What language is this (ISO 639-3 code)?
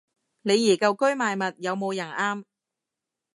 yue